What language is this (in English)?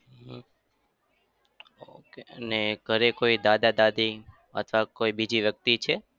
Gujarati